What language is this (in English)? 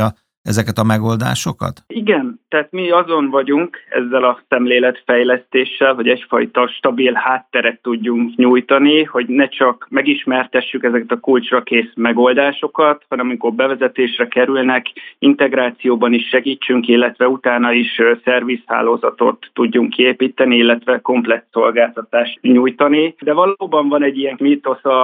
Hungarian